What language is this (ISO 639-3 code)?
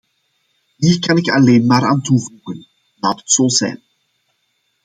nld